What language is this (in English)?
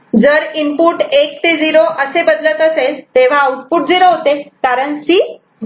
Marathi